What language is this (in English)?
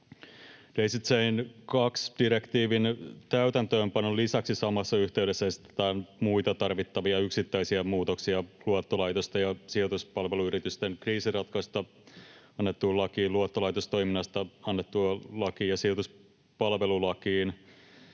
Finnish